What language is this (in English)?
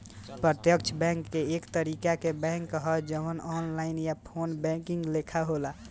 Bhojpuri